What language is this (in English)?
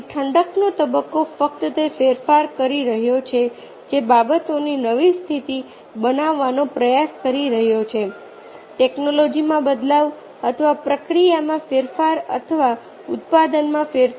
Gujarati